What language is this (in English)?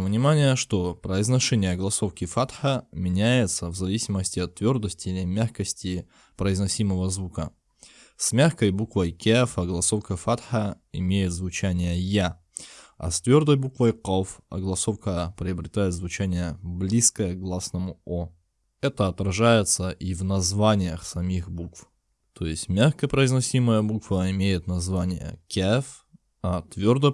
Russian